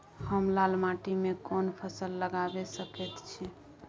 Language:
Maithili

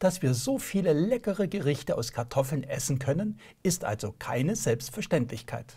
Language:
German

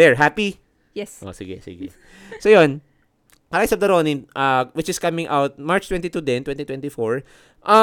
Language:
Filipino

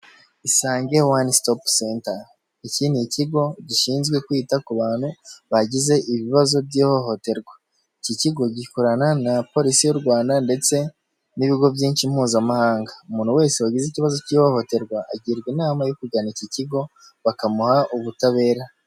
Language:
Kinyarwanda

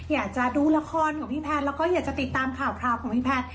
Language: Thai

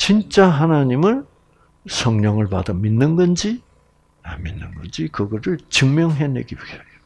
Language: Korean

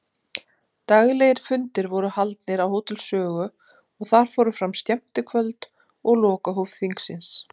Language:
Icelandic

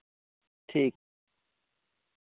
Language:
Santali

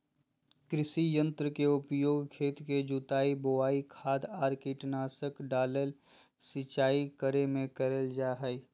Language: Magahi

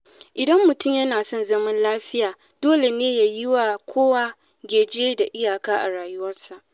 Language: Hausa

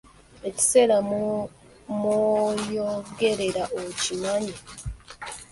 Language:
Ganda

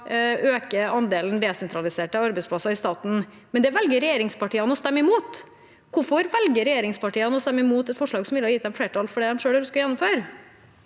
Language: Norwegian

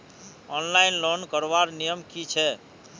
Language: Magahi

